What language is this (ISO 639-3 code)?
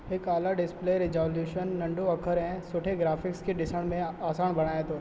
snd